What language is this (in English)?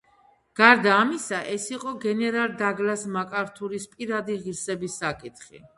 Georgian